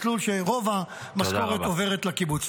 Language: Hebrew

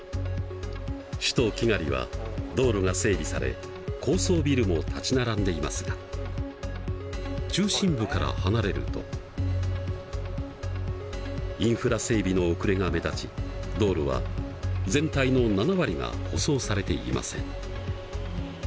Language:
Japanese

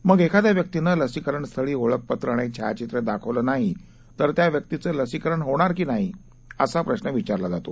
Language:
Marathi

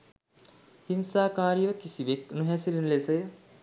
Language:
Sinhala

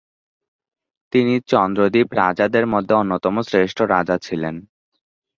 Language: Bangla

